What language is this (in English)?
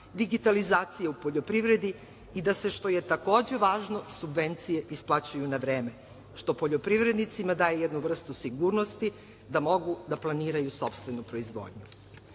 Serbian